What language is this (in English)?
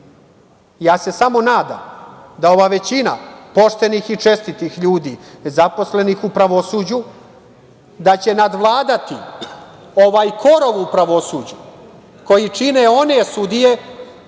Serbian